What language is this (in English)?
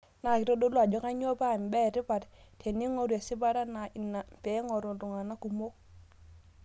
Masai